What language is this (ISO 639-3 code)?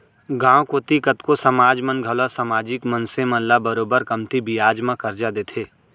hne